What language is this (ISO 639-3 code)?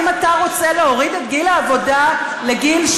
heb